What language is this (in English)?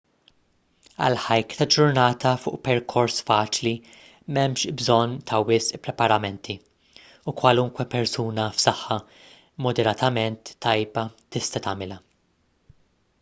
Maltese